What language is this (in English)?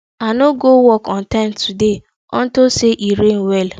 Nigerian Pidgin